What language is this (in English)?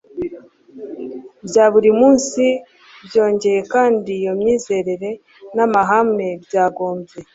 Kinyarwanda